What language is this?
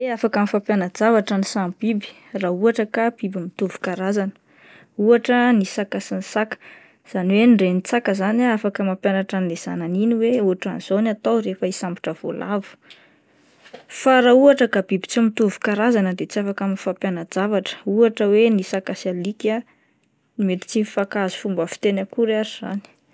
Malagasy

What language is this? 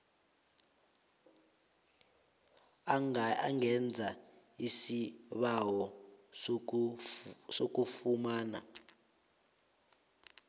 South Ndebele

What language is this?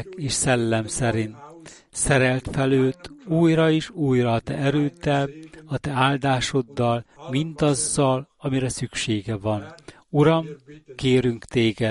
Hungarian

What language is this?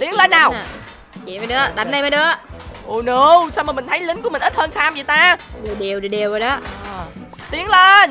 Vietnamese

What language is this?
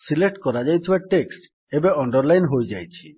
Odia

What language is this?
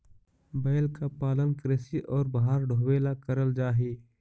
Magahi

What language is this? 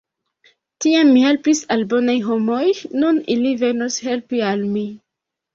Esperanto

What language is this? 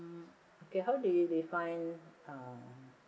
English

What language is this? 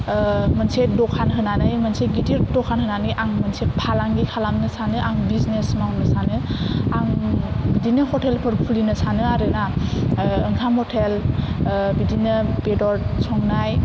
Bodo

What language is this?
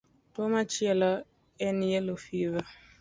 Luo (Kenya and Tanzania)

